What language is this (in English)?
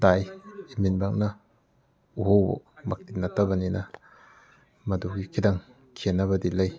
Manipuri